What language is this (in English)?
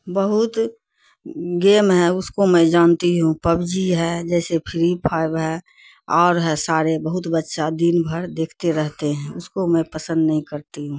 Urdu